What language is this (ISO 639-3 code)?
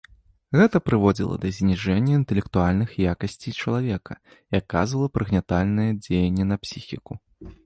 bel